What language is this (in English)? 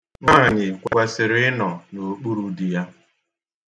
Igbo